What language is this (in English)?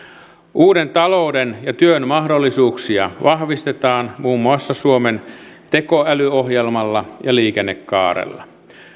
Finnish